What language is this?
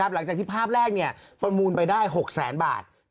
Thai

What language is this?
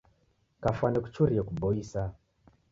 Taita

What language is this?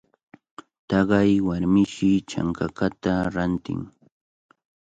Cajatambo North Lima Quechua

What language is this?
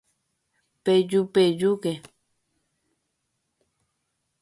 Guarani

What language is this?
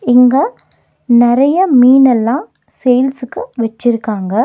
Tamil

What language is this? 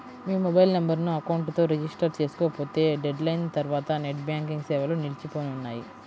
Telugu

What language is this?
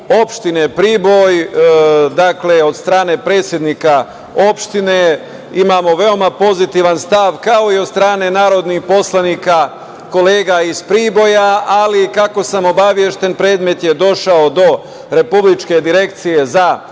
Serbian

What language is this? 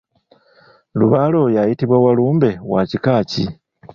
Ganda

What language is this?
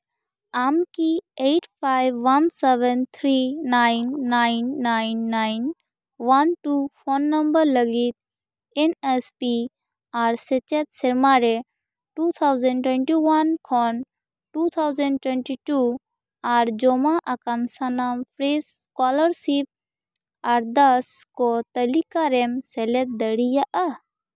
Santali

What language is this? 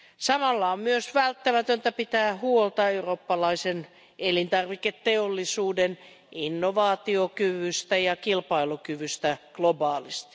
Finnish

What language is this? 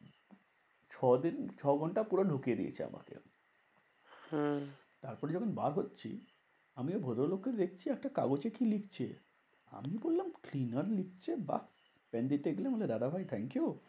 Bangla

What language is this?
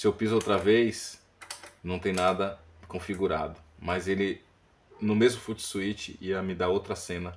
Portuguese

